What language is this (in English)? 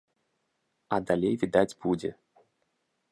Belarusian